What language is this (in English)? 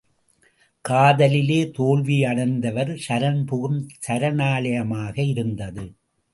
Tamil